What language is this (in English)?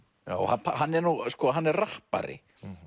Icelandic